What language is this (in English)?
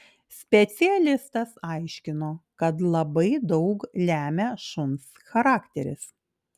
Lithuanian